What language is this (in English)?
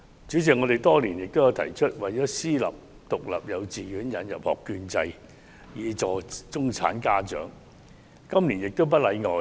Cantonese